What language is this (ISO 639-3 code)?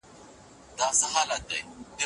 pus